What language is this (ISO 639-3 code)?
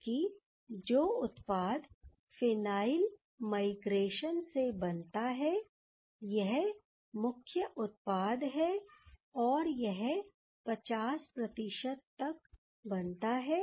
hin